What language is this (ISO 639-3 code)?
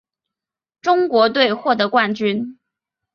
zho